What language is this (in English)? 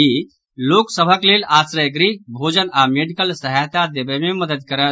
Maithili